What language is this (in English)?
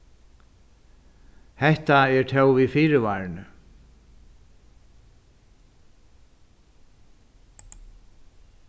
Faroese